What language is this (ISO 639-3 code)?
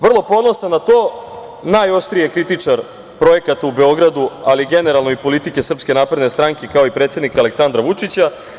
srp